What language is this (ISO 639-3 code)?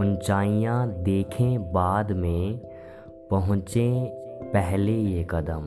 hin